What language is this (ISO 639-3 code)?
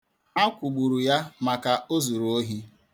ibo